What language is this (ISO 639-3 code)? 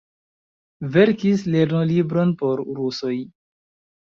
epo